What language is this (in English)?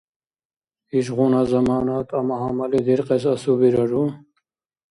Dargwa